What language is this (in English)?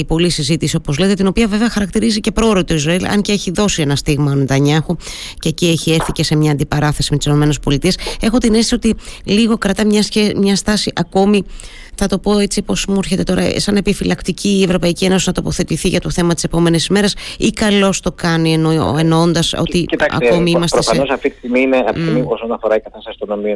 Greek